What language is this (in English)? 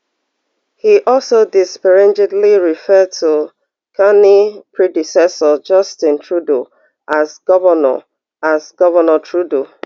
Nigerian Pidgin